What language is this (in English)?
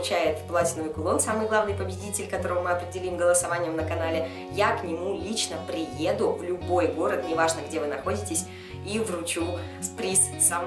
Russian